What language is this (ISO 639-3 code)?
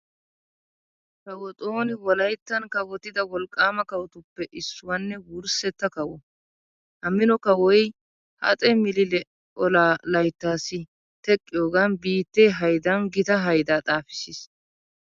wal